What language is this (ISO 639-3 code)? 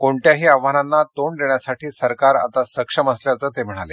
mar